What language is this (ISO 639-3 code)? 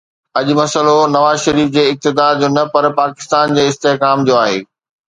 snd